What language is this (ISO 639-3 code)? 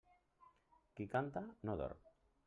cat